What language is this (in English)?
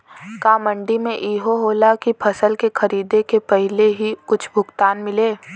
Bhojpuri